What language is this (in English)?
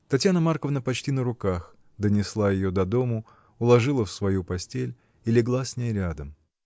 Russian